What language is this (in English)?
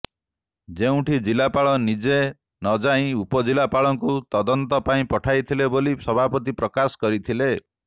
Odia